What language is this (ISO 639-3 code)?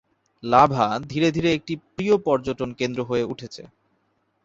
ben